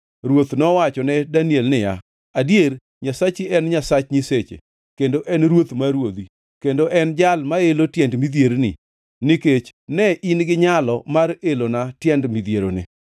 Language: Luo (Kenya and Tanzania)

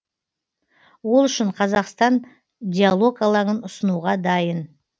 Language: Kazakh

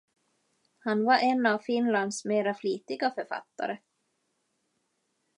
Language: Swedish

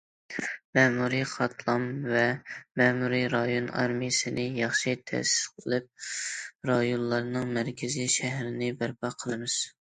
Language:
Uyghur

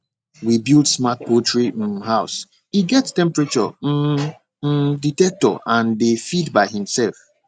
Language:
Nigerian Pidgin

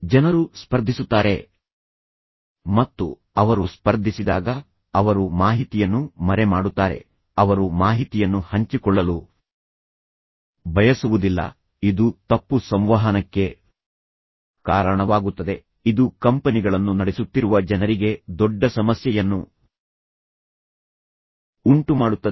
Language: Kannada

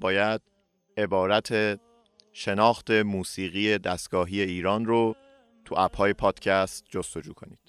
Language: Persian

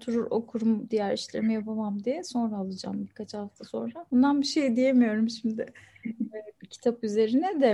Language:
Turkish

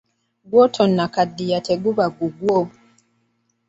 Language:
Ganda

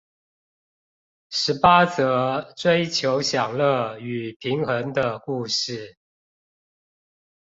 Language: Chinese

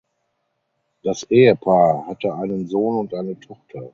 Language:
German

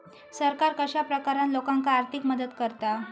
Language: Marathi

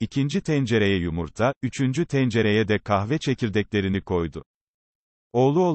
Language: Turkish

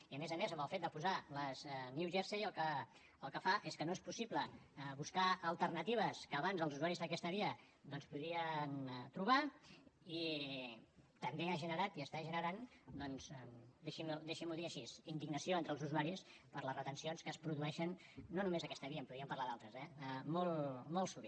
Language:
Catalan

